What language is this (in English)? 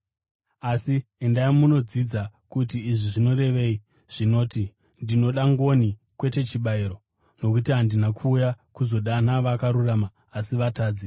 Shona